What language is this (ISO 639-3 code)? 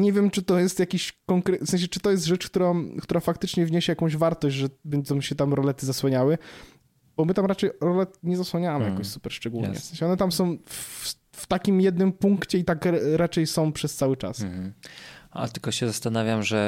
pol